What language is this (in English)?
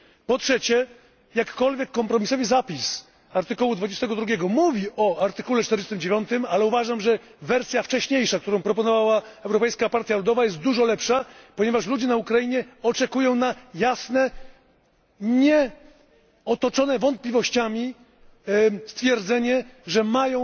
Polish